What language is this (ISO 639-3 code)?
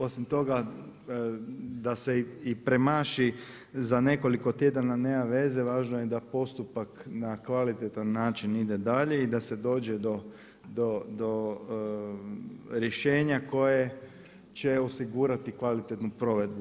hrv